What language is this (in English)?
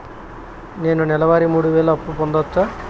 Telugu